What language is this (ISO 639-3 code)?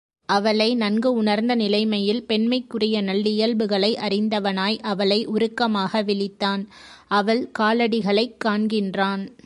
tam